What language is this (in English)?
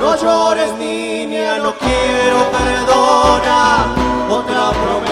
Spanish